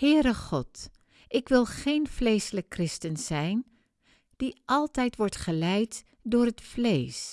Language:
Dutch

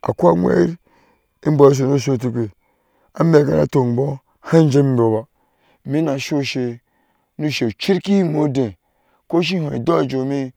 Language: Ashe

